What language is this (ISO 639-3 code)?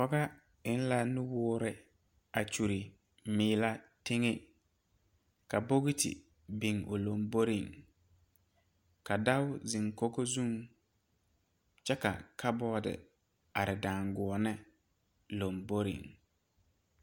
dga